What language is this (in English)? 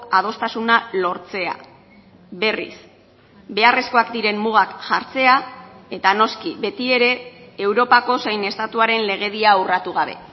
Basque